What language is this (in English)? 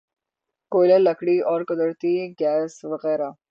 Urdu